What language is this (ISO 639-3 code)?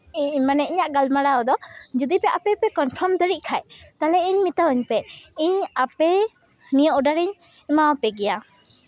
sat